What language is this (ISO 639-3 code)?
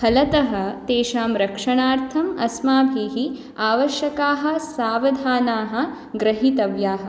san